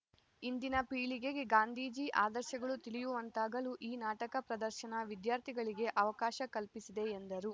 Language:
Kannada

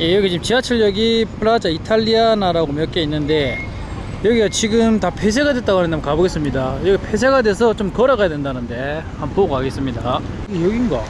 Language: Korean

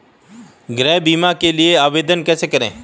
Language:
Hindi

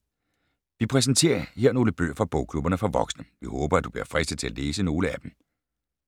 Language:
Danish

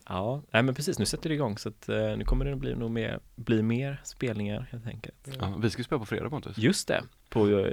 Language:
Swedish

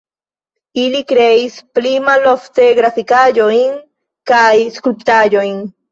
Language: Esperanto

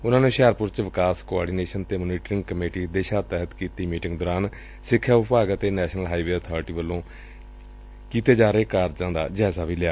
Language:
Punjabi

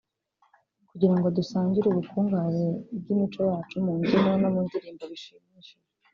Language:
Kinyarwanda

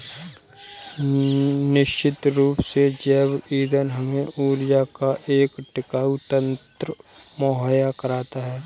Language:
Hindi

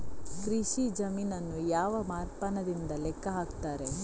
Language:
Kannada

